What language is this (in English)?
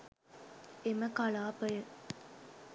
Sinhala